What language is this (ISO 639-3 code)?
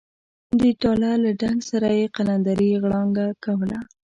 pus